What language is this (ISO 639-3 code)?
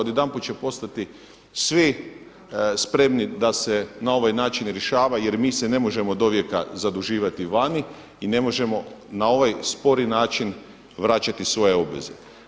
hrv